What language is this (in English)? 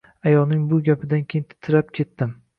Uzbek